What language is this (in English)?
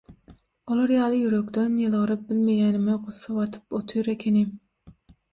Turkmen